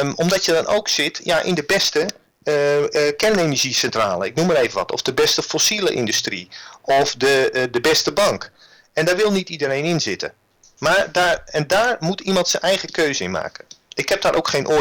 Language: Dutch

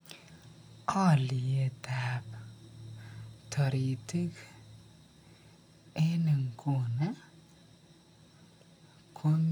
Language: Kalenjin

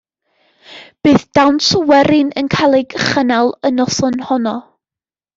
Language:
Welsh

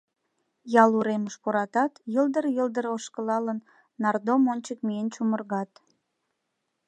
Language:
Mari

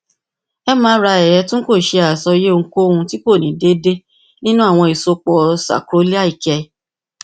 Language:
Yoruba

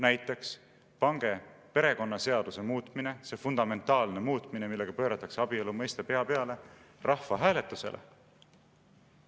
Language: Estonian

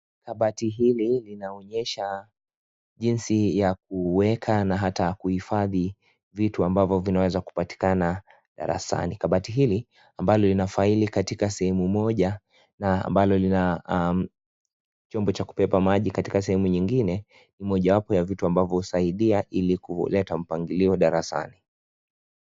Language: Swahili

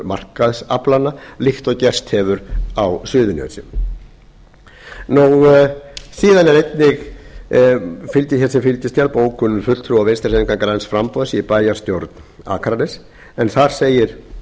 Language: Icelandic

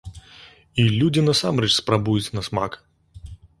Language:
Belarusian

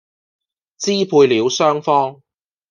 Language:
Cantonese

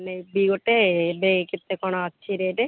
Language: Odia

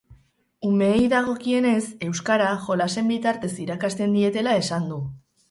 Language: Basque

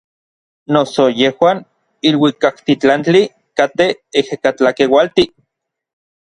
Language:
Orizaba Nahuatl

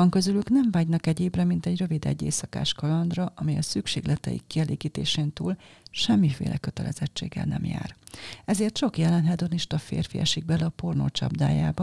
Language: Hungarian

